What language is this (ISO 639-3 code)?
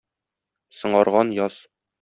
tat